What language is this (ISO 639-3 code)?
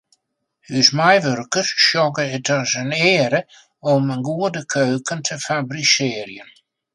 fry